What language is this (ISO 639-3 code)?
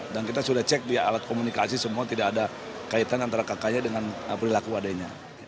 ind